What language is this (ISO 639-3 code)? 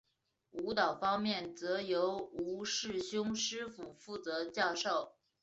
zho